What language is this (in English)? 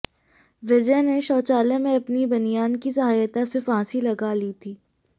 Hindi